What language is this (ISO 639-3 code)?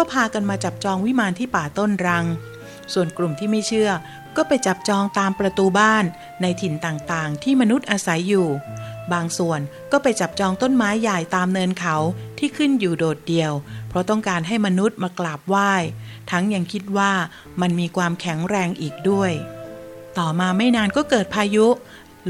tha